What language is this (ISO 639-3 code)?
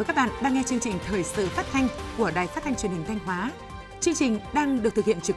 vie